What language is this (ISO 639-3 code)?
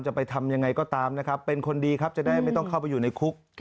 tha